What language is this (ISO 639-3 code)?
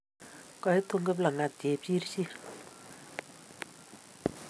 kln